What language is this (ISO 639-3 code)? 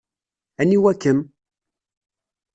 kab